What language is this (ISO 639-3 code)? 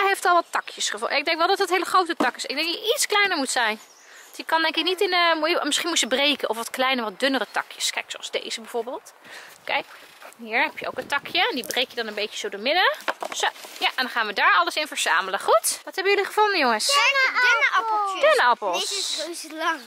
nld